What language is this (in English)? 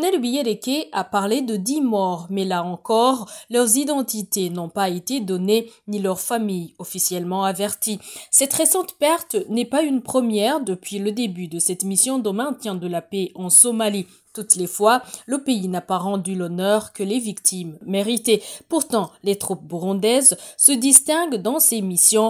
French